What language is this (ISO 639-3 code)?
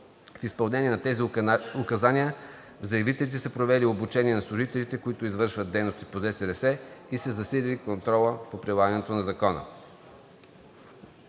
bul